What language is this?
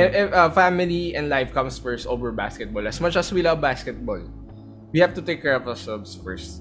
Filipino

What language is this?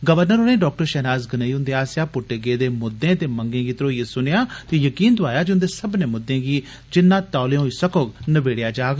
Dogri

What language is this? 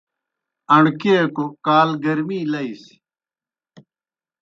Kohistani Shina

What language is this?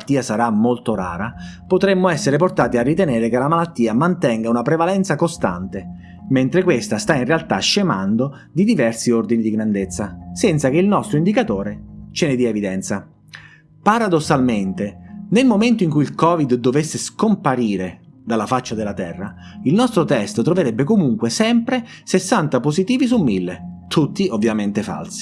Italian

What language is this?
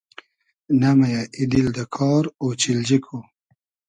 Hazaragi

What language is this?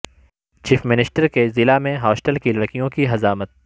Urdu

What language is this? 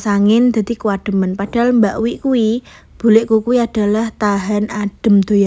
Indonesian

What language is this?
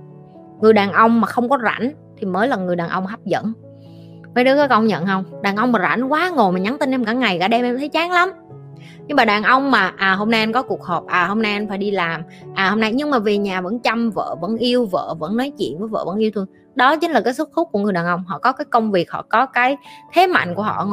Vietnamese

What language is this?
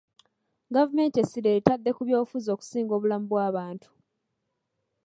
Ganda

